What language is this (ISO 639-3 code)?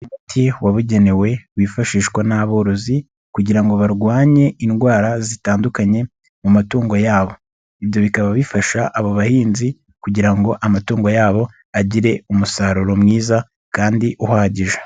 kin